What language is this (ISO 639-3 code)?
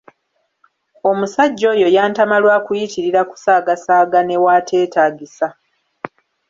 lug